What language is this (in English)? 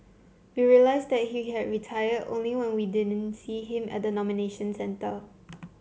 English